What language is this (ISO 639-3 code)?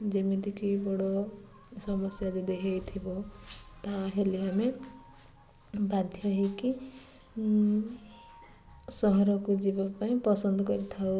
ori